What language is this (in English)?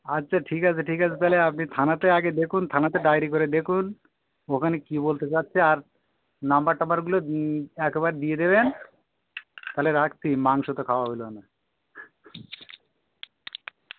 Bangla